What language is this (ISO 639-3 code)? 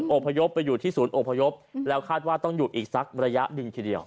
tha